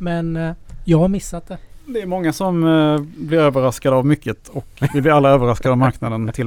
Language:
Swedish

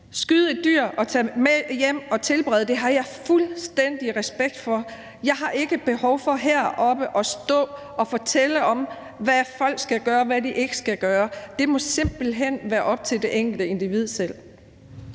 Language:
Danish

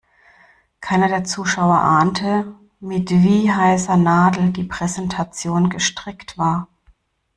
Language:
German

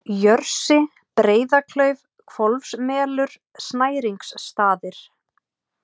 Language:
Icelandic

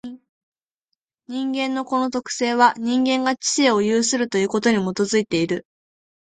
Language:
Japanese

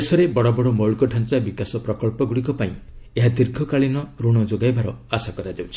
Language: Odia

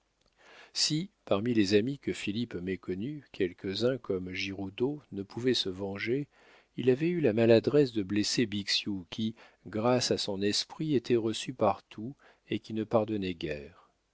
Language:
French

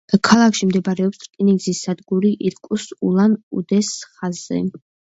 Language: Georgian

